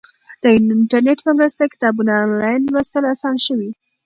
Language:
Pashto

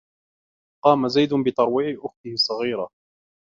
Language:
Arabic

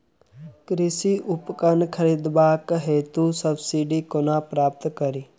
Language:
Maithili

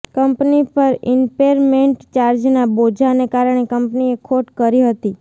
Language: Gujarati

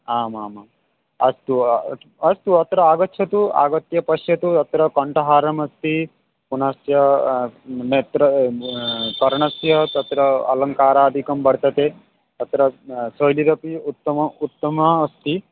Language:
Sanskrit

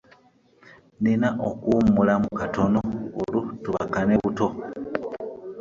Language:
Ganda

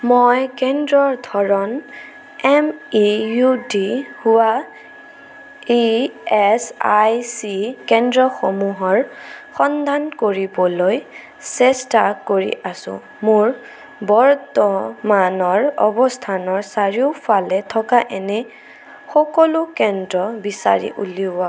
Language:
Assamese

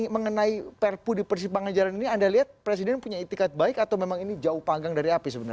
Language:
Indonesian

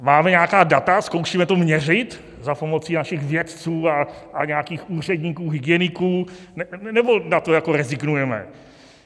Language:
Czech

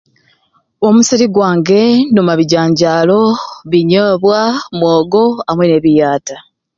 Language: Ruuli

